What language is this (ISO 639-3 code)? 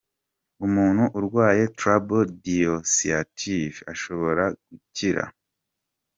kin